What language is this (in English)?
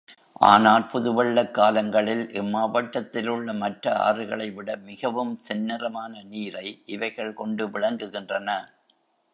Tamil